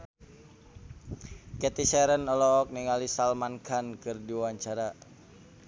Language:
Sundanese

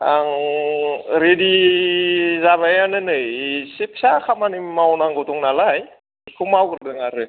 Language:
Bodo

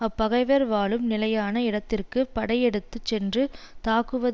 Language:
Tamil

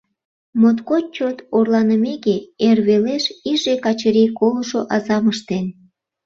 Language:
Mari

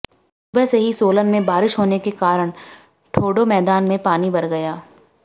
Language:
Hindi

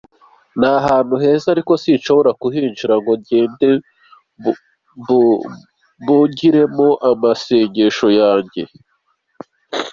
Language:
Kinyarwanda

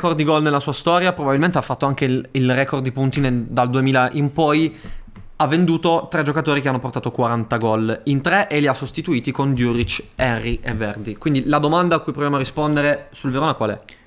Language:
Italian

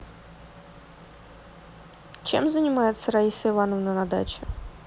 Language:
Russian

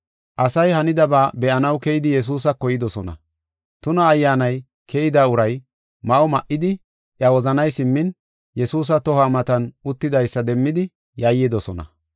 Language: Gofa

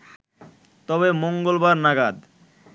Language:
Bangla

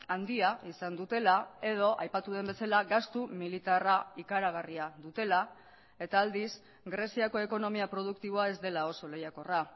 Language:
Basque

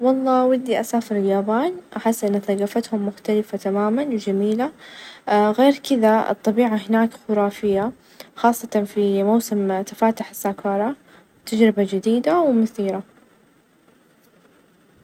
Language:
Najdi Arabic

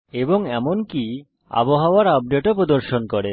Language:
Bangla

